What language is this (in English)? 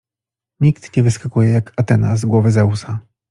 Polish